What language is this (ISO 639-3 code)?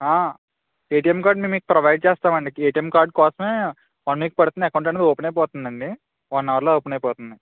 tel